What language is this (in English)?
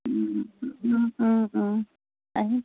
Assamese